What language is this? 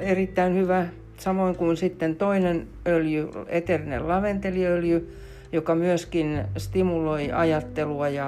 Finnish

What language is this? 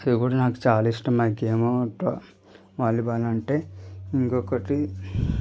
Telugu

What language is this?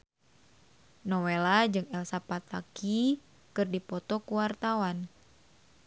Sundanese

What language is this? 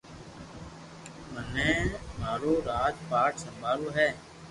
Loarki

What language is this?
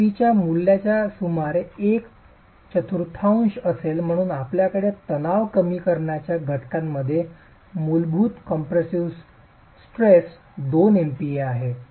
Marathi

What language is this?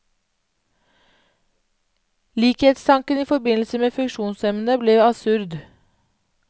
Norwegian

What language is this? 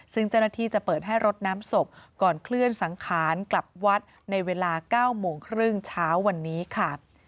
Thai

